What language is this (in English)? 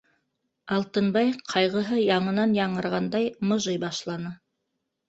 Bashkir